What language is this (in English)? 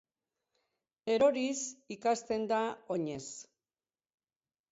Basque